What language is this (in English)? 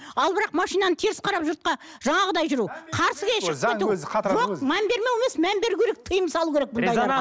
Kazakh